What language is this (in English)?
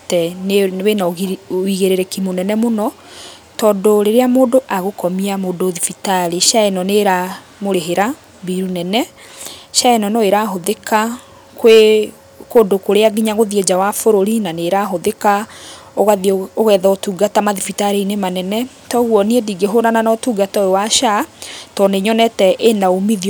Kikuyu